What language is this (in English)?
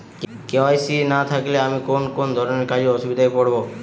Bangla